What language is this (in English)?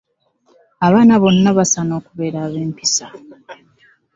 Ganda